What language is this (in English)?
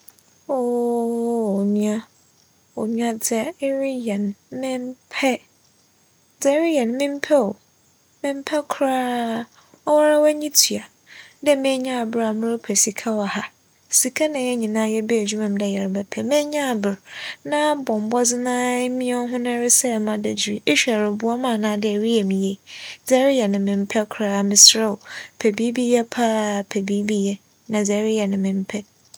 Akan